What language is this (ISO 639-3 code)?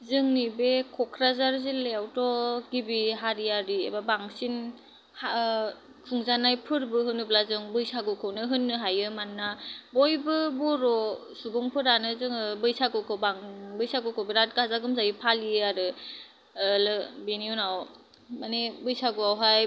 brx